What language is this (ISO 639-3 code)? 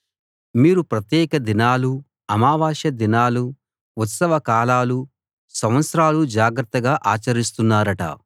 tel